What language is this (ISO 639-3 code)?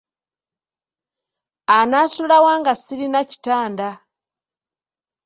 lug